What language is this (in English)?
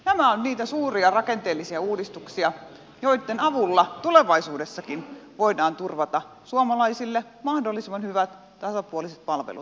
Finnish